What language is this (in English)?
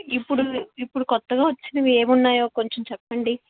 Telugu